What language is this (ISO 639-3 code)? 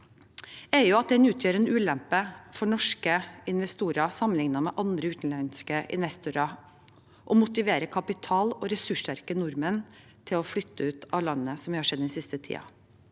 nor